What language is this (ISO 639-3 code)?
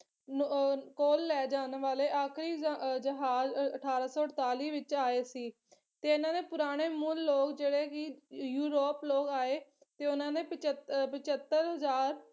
pan